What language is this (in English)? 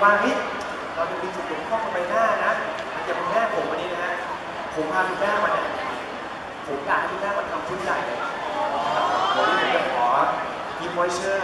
Thai